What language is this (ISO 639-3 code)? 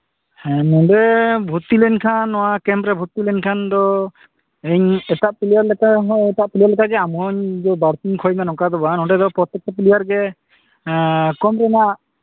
sat